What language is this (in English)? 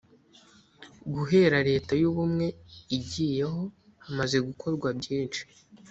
Kinyarwanda